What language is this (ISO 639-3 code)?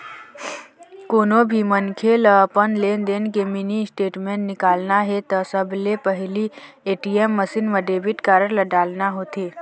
hne